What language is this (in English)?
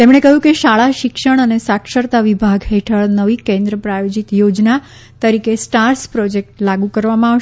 Gujarati